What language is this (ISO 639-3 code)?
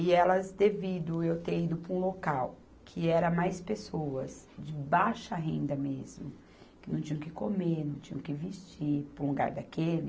por